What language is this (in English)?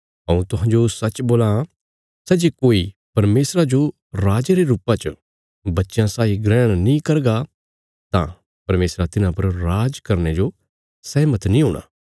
Bilaspuri